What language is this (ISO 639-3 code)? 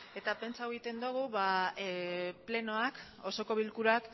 eus